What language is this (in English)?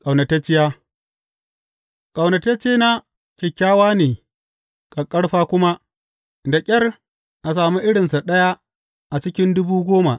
Hausa